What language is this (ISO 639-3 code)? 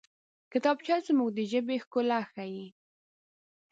pus